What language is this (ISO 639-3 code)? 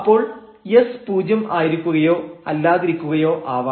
mal